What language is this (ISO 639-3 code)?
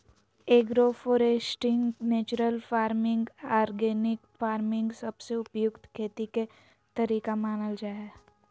mag